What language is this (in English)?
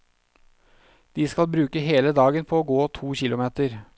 Norwegian